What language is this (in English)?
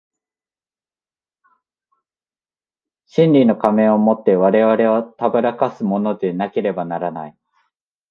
Japanese